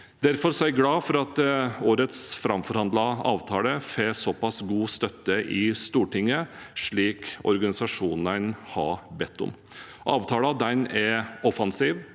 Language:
Norwegian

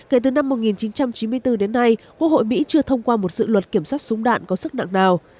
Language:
Vietnamese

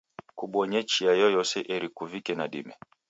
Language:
Taita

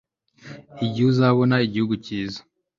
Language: Kinyarwanda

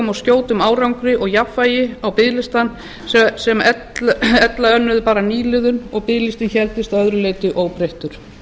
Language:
Icelandic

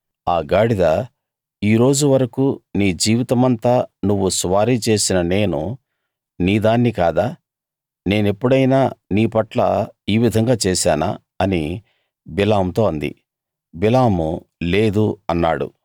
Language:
Telugu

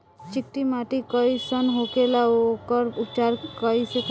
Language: Bhojpuri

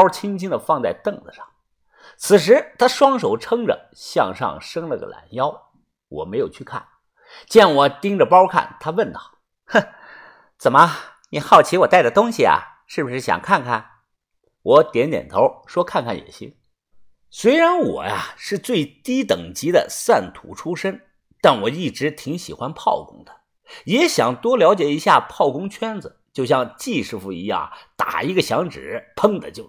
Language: Chinese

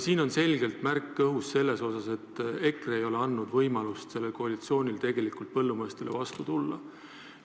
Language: Estonian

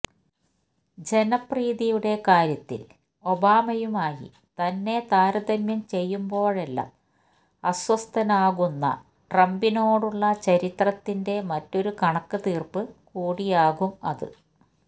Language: Malayalam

